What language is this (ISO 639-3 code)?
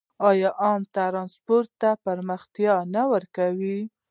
pus